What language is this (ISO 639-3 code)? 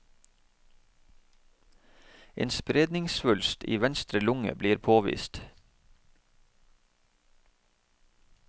nor